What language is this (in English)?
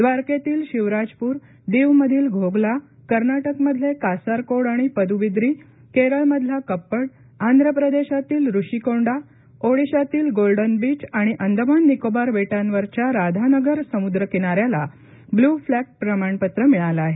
Marathi